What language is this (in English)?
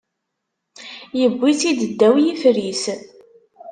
Kabyle